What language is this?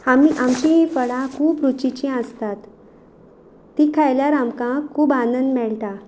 Konkani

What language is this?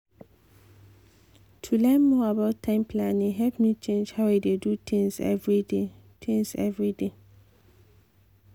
Nigerian Pidgin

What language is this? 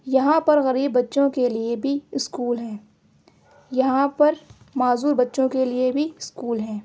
Urdu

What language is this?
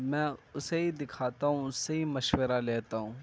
Urdu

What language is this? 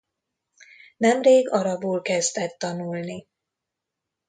Hungarian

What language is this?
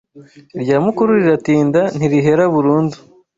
Kinyarwanda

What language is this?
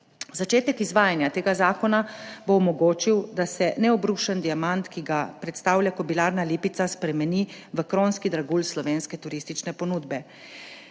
Slovenian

